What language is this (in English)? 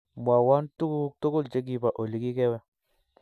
Kalenjin